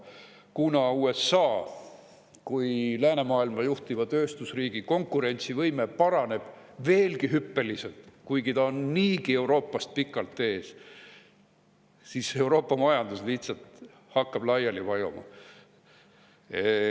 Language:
Estonian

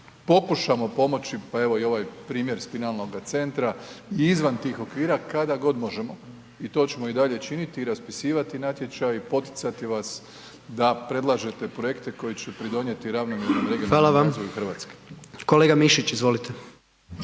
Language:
Croatian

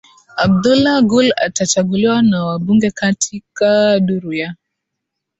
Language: Swahili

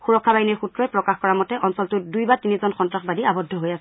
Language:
Assamese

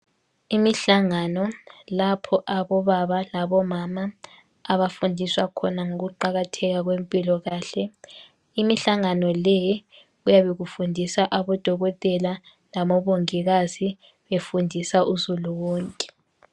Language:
North Ndebele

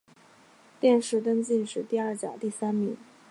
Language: Chinese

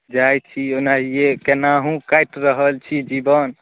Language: Maithili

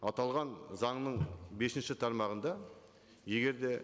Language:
Kazakh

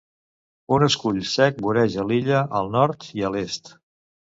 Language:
Catalan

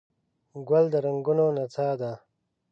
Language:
Pashto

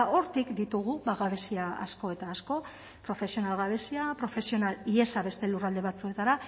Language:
Basque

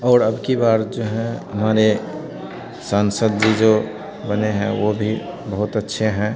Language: Hindi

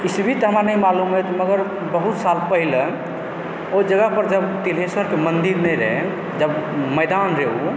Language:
Maithili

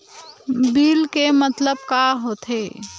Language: Chhattisgarhi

